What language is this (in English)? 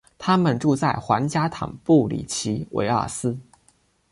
Chinese